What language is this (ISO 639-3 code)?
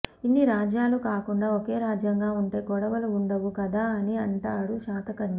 tel